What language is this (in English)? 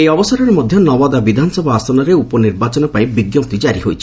Odia